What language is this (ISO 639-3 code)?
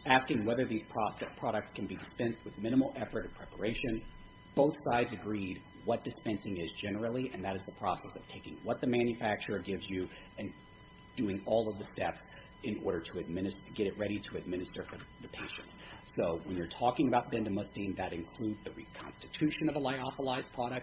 eng